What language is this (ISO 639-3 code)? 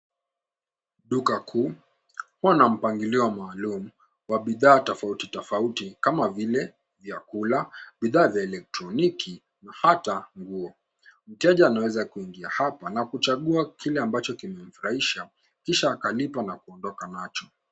swa